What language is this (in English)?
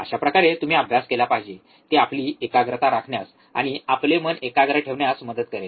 Marathi